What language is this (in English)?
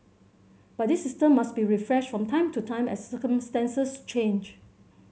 English